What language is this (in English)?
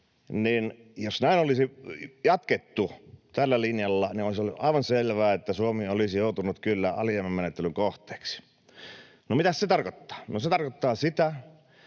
Finnish